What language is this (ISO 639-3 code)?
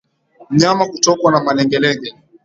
swa